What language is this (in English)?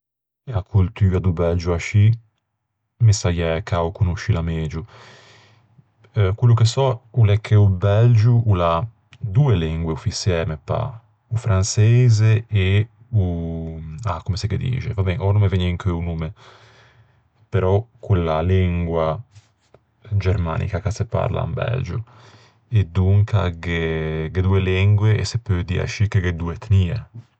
Ligurian